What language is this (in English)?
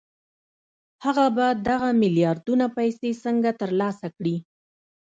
Pashto